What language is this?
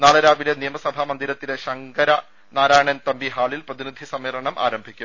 Malayalam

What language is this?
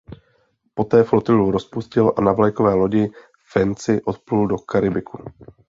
Czech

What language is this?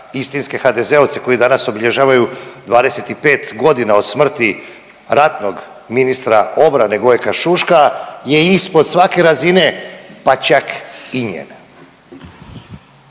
Croatian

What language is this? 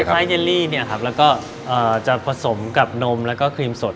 Thai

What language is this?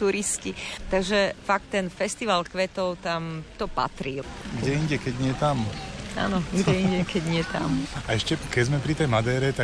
Slovak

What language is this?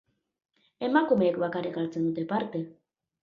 Basque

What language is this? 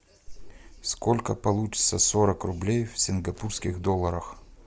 Russian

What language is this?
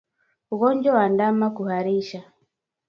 Swahili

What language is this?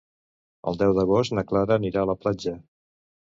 Catalan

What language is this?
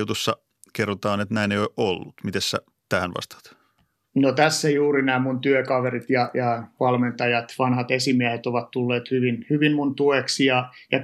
Finnish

